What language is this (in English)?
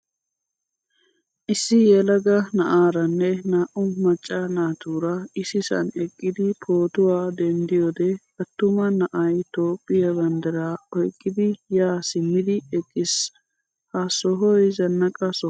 Wolaytta